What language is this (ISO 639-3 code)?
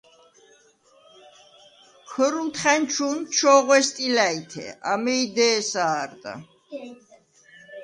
sva